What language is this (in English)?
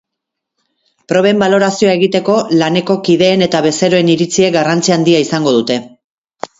Basque